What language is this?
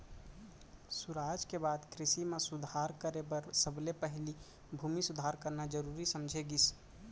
Chhattisgarhi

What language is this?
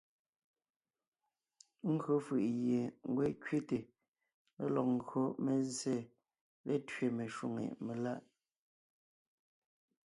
Ngiemboon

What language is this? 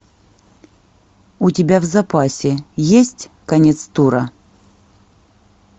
Russian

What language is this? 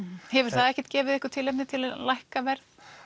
Icelandic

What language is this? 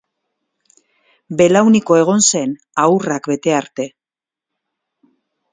Basque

